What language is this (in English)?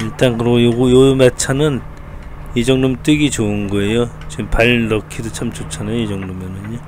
Korean